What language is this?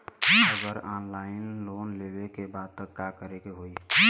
Bhojpuri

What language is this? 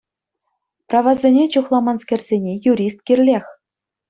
Chuvash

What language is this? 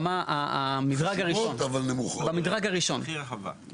Hebrew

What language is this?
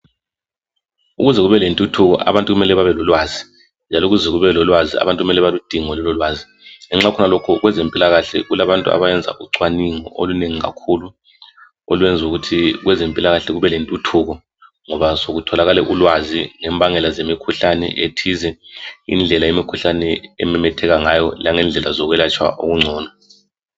North Ndebele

